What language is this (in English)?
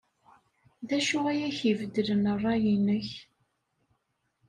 Kabyle